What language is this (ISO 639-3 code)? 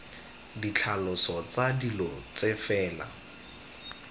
tsn